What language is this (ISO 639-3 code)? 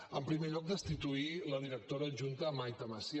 cat